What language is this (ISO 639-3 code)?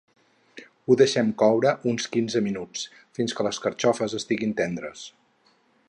cat